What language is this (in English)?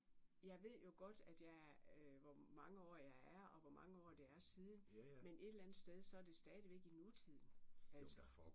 Danish